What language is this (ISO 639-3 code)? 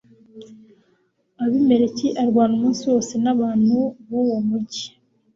kin